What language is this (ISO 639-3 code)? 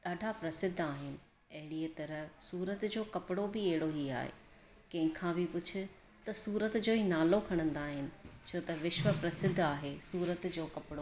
snd